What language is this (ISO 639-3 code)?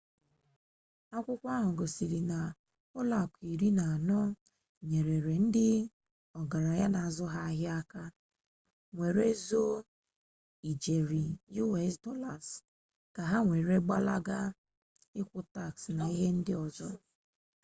ibo